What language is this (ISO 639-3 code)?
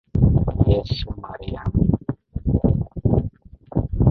swa